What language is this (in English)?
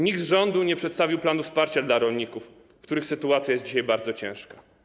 Polish